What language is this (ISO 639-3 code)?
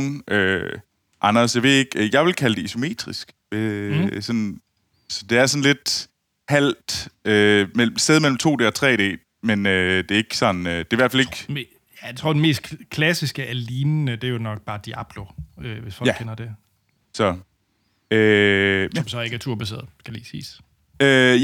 dan